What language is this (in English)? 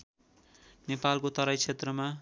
Nepali